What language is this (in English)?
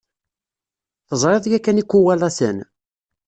Kabyle